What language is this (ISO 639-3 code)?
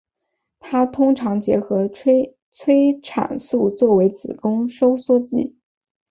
zho